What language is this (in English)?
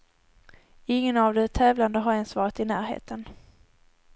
Swedish